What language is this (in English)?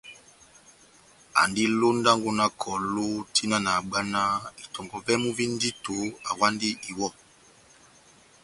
Batanga